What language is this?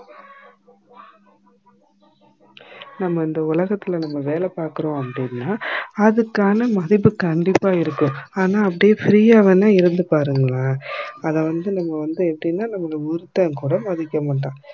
Tamil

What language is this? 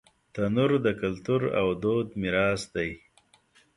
Pashto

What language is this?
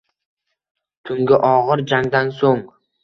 Uzbek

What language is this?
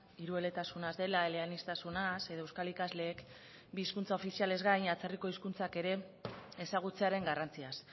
Basque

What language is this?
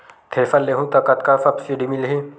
Chhattisgarhi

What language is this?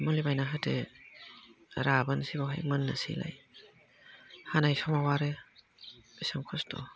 Bodo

